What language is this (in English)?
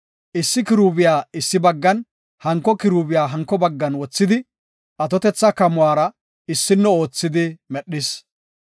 Gofa